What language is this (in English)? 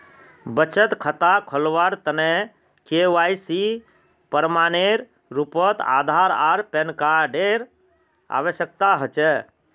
Magahi